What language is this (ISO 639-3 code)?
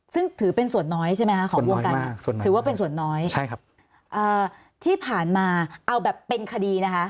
tha